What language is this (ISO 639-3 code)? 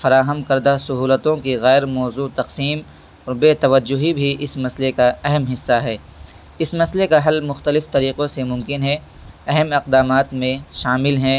urd